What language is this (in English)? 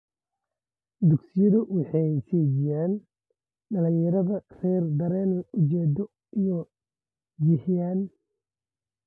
Somali